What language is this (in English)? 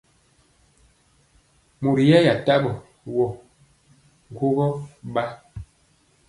Mpiemo